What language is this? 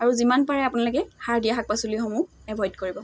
Assamese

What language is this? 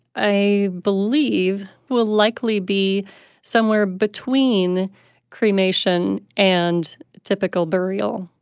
English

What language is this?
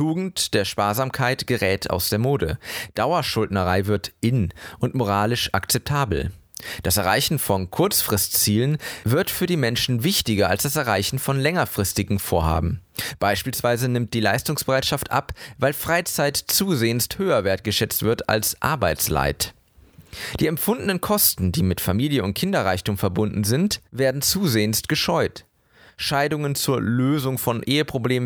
German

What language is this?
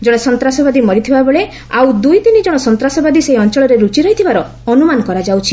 Odia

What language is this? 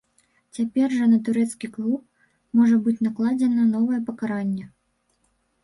Belarusian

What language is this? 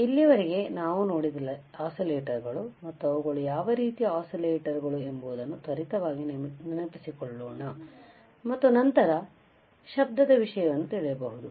Kannada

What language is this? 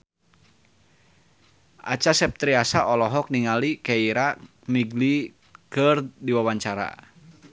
Sundanese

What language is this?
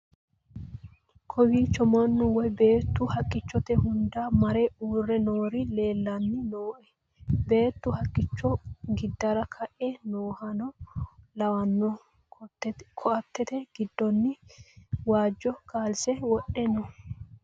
Sidamo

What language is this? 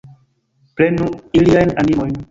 Esperanto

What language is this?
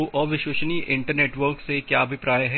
Hindi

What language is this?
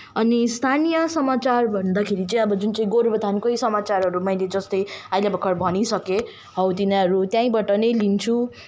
Nepali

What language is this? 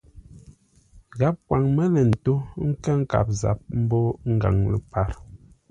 Ngombale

